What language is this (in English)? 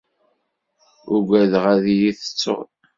Kabyle